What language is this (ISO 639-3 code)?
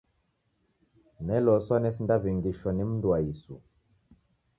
dav